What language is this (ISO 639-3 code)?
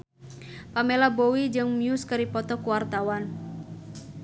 sun